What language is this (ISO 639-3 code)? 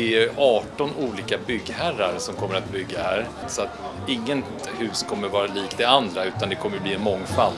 swe